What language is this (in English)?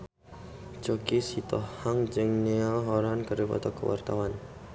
Sundanese